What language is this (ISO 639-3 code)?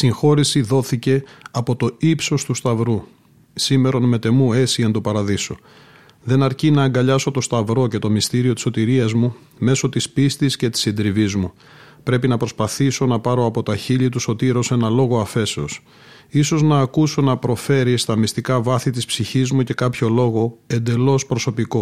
ell